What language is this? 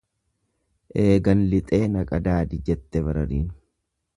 Oromo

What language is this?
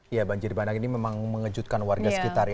Indonesian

